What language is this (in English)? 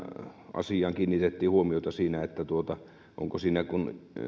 Finnish